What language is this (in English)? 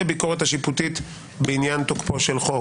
Hebrew